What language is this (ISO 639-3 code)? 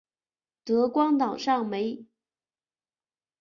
zho